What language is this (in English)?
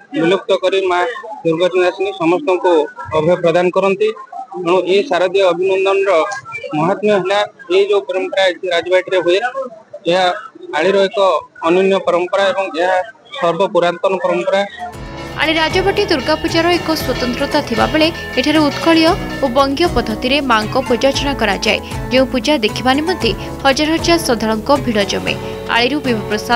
Hindi